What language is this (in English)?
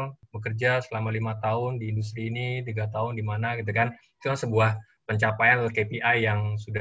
Indonesian